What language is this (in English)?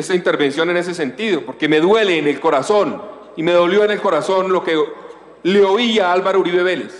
Spanish